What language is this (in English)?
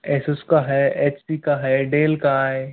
Hindi